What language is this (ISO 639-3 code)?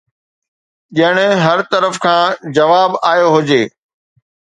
snd